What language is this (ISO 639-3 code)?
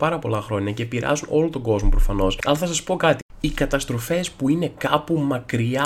ell